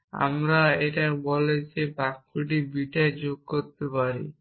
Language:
Bangla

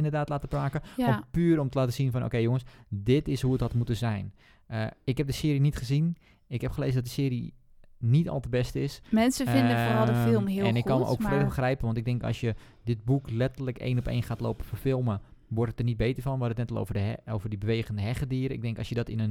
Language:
Dutch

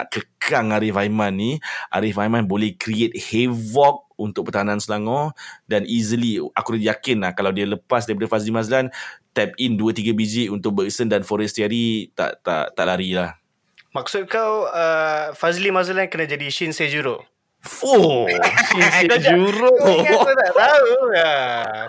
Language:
Malay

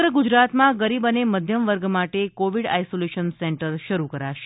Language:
Gujarati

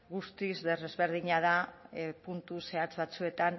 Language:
Basque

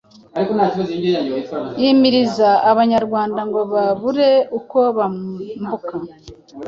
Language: Kinyarwanda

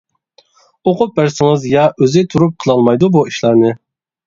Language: Uyghur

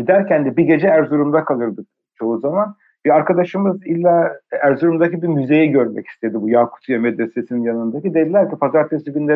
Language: Turkish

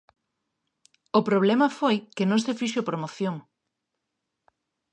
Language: Galician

